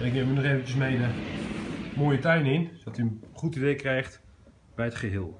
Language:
Dutch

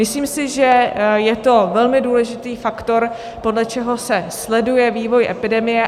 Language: Czech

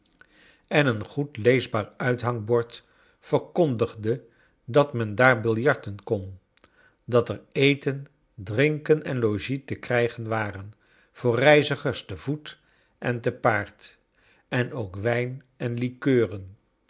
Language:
Dutch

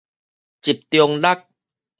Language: Min Nan Chinese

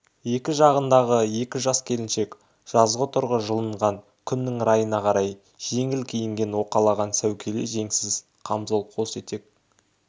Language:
Kazakh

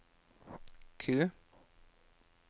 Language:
Norwegian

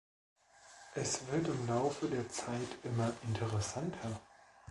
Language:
German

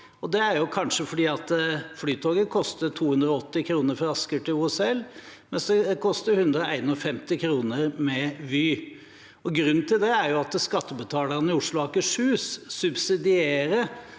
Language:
Norwegian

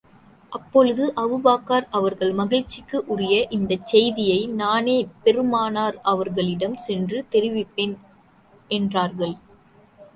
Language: Tamil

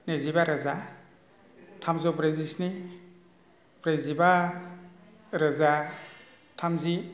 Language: Bodo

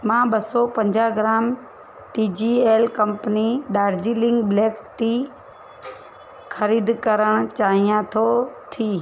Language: Sindhi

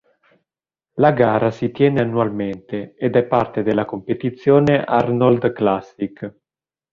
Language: Italian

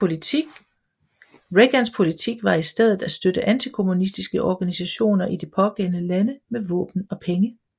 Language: Danish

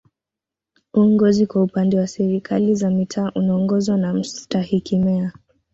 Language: Swahili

